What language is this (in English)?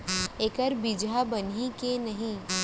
Chhattisgarhi